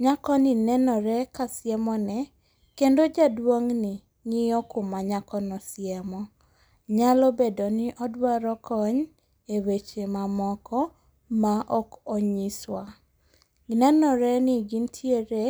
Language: Luo (Kenya and Tanzania)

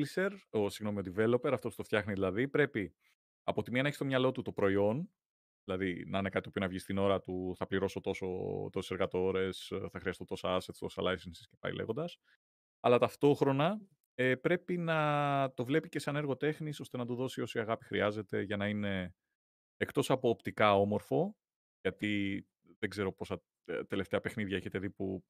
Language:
Greek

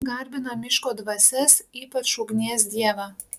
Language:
Lithuanian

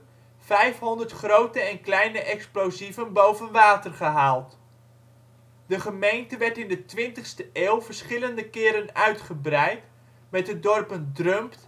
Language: Dutch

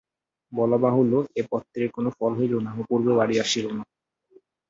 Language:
Bangla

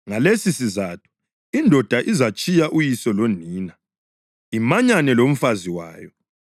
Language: North Ndebele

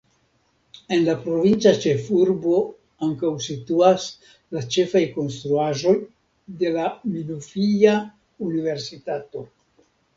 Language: Esperanto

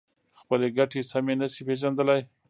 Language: Pashto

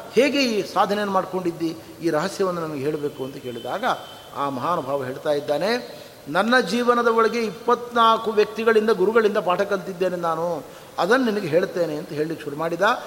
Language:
Kannada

